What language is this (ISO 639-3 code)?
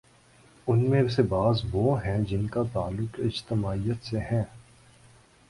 urd